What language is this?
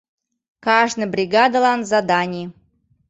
Mari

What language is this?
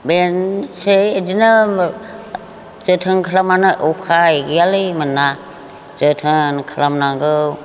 Bodo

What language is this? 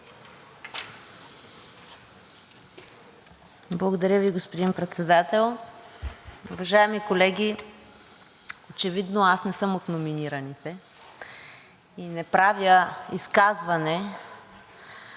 Bulgarian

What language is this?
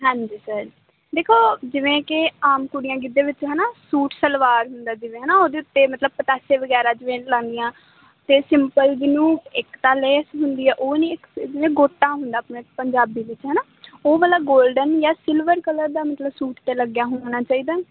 Punjabi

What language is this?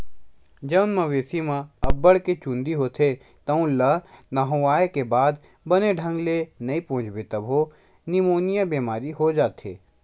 Chhattisgarhi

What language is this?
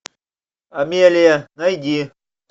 Russian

